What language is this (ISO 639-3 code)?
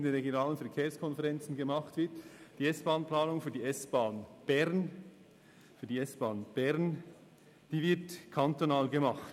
gsw